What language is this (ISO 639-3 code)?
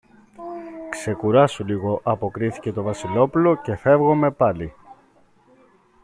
ell